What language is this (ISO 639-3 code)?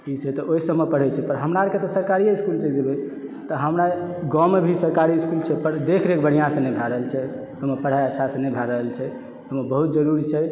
mai